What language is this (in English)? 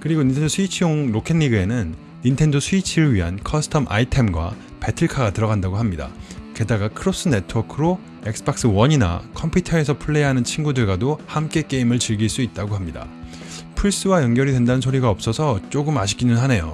Korean